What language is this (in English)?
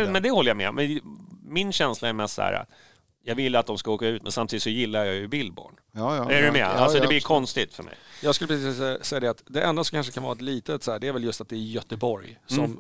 Swedish